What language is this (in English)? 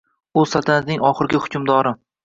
Uzbek